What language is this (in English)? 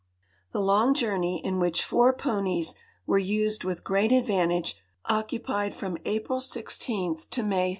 English